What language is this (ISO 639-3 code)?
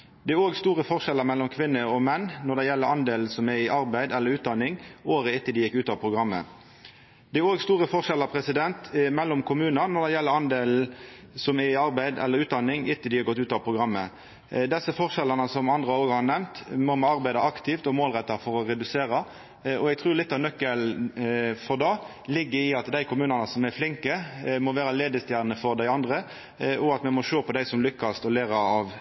nno